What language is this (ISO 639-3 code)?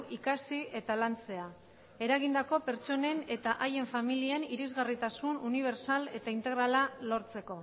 eus